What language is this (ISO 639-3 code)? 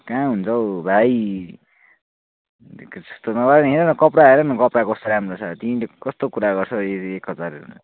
nep